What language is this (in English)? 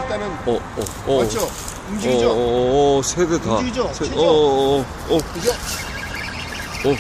Korean